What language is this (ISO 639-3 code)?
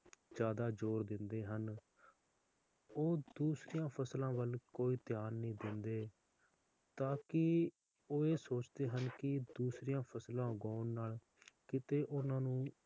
pan